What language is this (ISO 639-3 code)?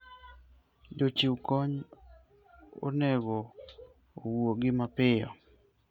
luo